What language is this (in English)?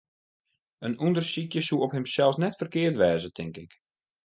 Western Frisian